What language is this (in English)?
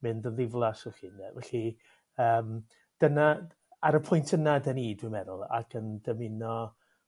Welsh